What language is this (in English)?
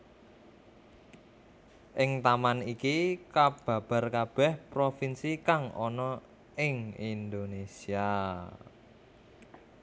Javanese